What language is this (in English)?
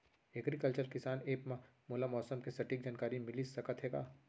Chhattisgarhi